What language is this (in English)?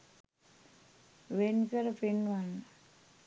Sinhala